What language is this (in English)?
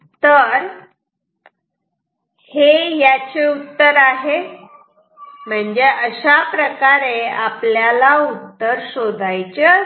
Marathi